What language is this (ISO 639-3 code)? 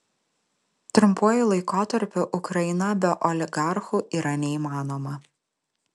lit